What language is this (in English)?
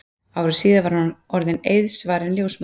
Icelandic